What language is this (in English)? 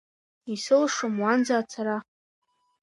Abkhazian